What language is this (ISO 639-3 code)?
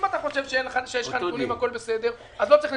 heb